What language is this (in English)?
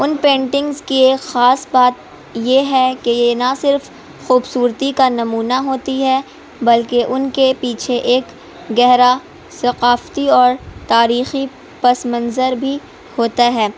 Urdu